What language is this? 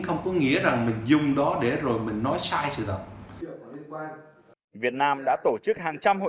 Vietnamese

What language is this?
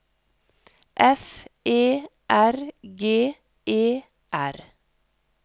Norwegian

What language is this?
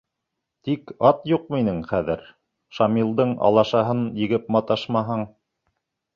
Bashkir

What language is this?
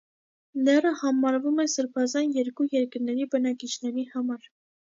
Armenian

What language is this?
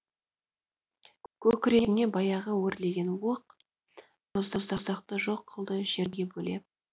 Kazakh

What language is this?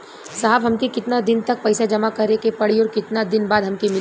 Bhojpuri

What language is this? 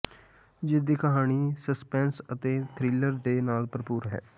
Punjabi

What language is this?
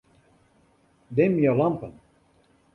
Western Frisian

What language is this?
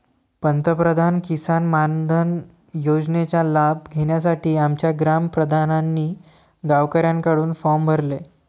Marathi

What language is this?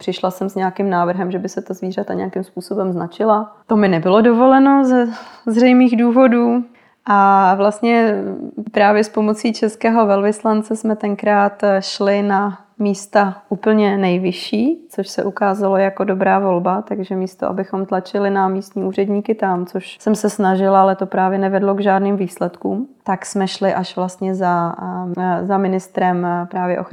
Czech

